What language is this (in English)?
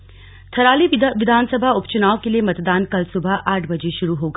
Hindi